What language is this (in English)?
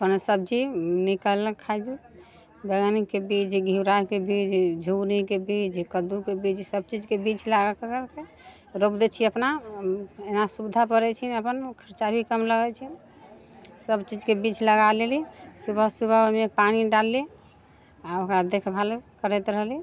Maithili